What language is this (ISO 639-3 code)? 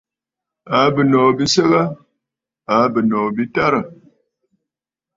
bfd